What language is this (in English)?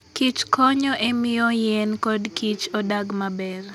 Luo (Kenya and Tanzania)